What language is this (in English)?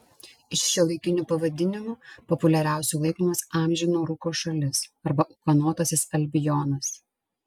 Lithuanian